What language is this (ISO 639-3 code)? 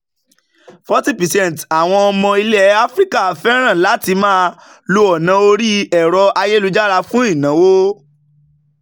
yor